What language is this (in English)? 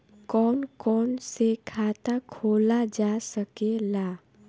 Bhojpuri